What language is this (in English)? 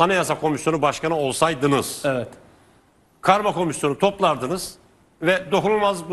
Turkish